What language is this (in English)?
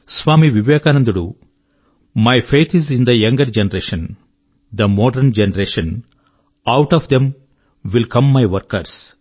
Telugu